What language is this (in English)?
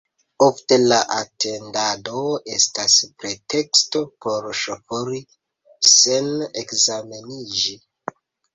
Esperanto